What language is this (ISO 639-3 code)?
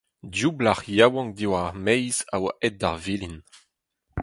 bre